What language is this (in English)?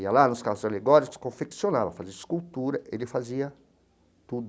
Portuguese